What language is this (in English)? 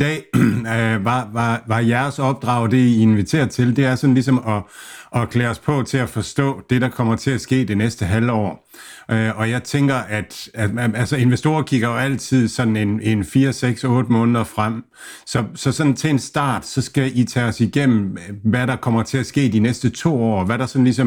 Danish